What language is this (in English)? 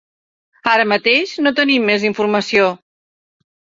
Catalan